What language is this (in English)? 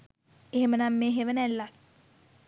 Sinhala